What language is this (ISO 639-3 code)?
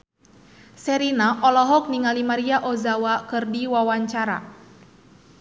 sun